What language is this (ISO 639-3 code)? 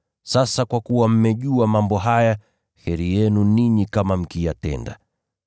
swa